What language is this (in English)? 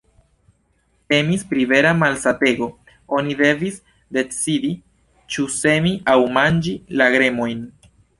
Esperanto